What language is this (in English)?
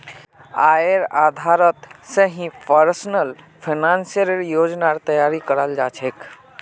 Magahi